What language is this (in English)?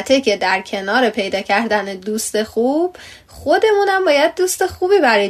Persian